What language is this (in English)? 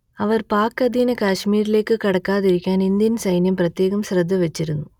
Malayalam